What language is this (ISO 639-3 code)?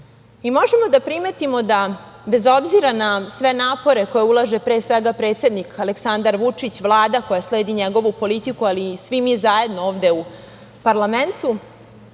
srp